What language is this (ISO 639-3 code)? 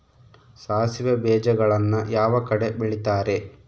kan